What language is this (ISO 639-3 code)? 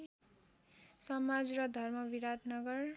nep